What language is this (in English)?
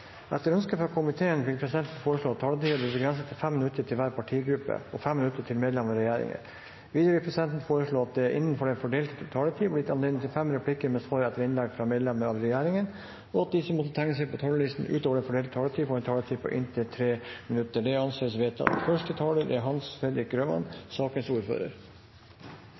Norwegian Bokmål